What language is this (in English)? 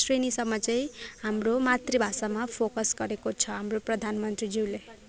Nepali